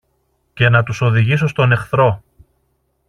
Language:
Greek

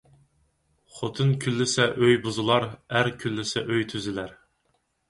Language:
Uyghur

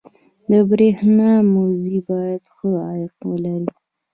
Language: Pashto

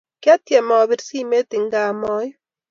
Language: Kalenjin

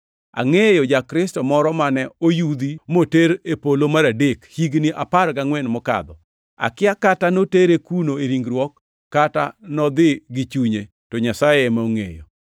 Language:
Luo (Kenya and Tanzania)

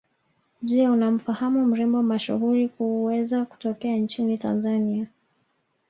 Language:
Swahili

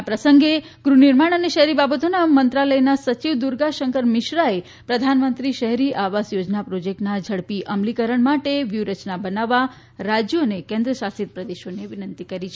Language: Gujarati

